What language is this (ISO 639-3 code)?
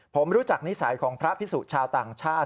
tha